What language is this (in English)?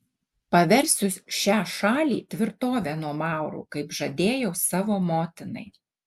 Lithuanian